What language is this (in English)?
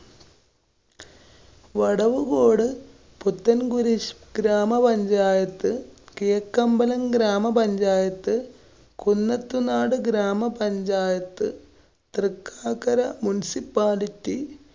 Malayalam